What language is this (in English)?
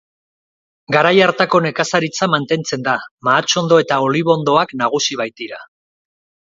Basque